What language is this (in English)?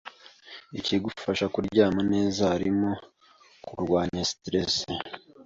Kinyarwanda